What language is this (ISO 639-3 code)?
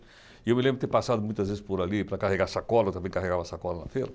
por